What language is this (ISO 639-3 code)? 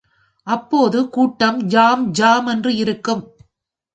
tam